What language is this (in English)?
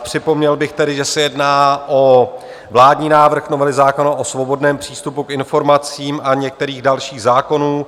Czech